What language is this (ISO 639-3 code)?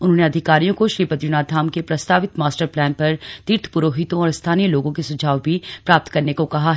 hin